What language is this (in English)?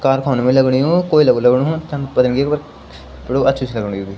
Garhwali